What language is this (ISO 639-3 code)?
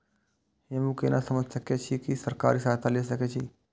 mai